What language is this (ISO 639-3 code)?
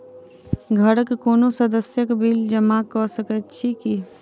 mai